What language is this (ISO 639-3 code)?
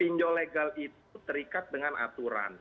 ind